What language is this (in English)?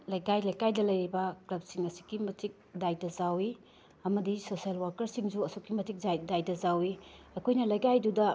Manipuri